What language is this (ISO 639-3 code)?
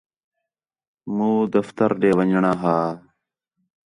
xhe